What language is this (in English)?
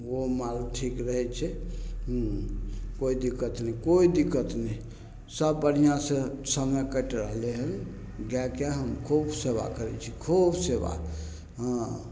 Maithili